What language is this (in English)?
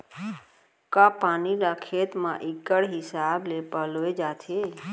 Chhattisgarhi